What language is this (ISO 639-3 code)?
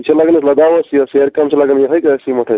kas